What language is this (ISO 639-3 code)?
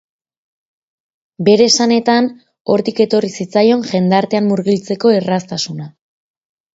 eus